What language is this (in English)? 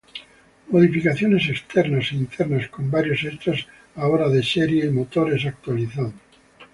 Spanish